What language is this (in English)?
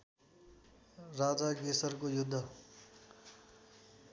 Nepali